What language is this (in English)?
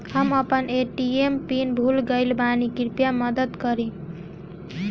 Bhojpuri